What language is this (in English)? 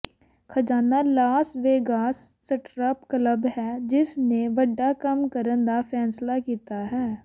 Punjabi